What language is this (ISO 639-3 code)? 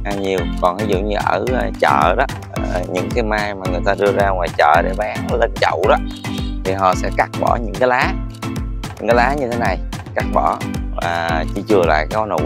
vie